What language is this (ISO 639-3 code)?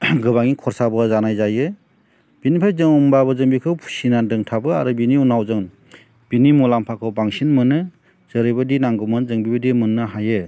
brx